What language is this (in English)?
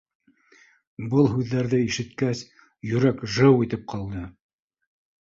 Bashkir